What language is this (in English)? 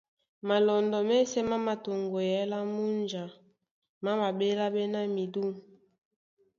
Duala